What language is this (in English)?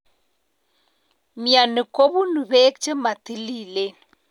Kalenjin